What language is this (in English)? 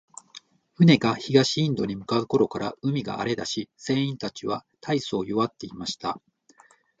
Japanese